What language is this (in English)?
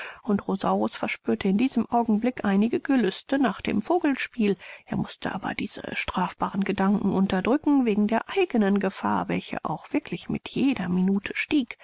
German